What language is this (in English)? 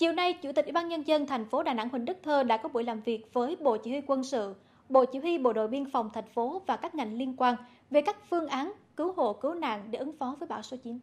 Vietnamese